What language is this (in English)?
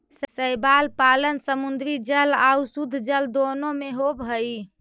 Magahi